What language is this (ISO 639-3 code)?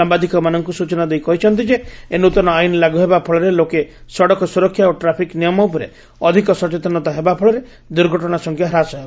ori